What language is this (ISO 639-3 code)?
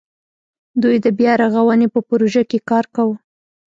pus